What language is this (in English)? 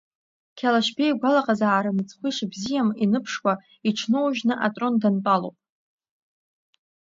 Abkhazian